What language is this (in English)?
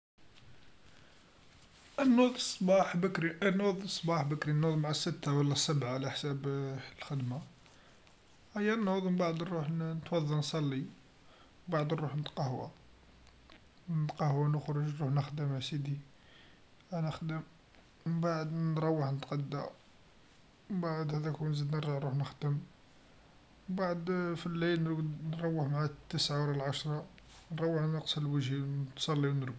Algerian Arabic